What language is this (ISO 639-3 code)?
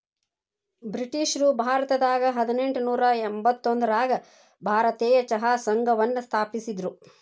kan